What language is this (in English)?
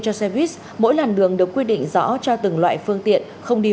Vietnamese